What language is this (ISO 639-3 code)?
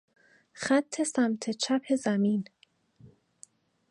fas